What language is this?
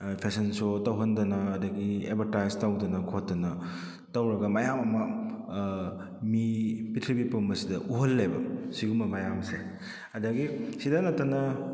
Manipuri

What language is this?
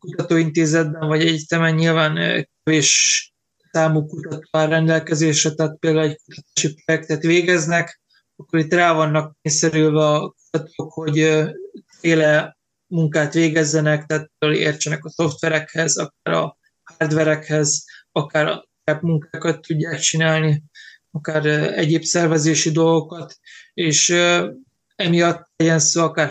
Hungarian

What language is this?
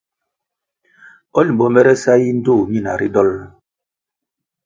Kwasio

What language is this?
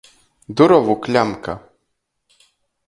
Latgalian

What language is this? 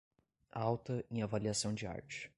Portuguese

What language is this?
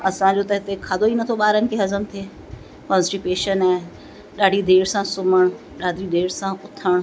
Sindhi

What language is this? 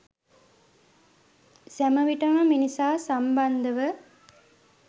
Sinhala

